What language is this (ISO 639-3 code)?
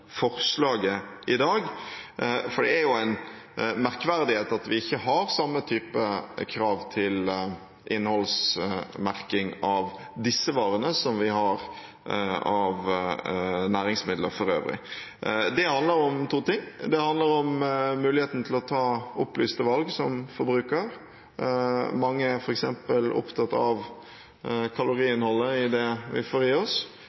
nob